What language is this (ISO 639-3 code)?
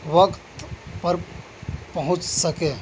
urd